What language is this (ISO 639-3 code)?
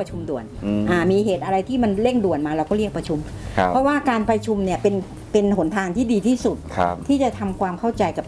tha